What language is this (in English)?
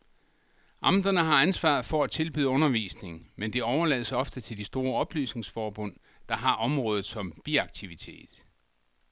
Danish